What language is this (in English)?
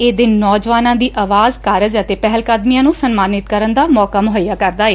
Punjabi